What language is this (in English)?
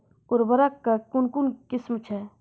Maithili